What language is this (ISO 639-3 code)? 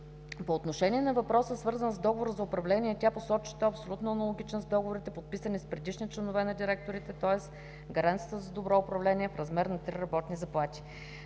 bul